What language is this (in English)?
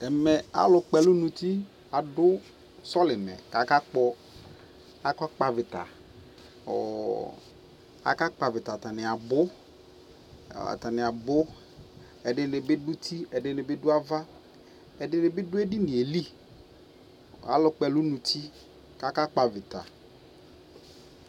Ikposo